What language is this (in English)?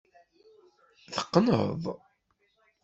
Kabyle